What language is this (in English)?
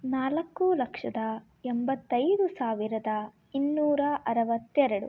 Kannada